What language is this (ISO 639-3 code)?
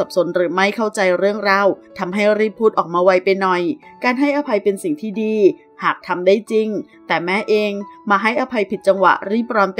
tha